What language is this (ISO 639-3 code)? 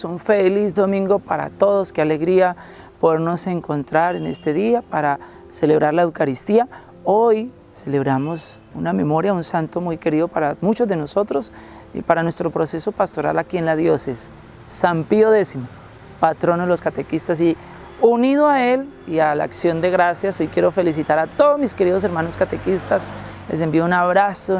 spa